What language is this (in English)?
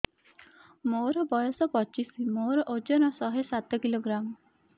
Odia